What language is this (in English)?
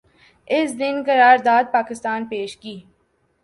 Urdu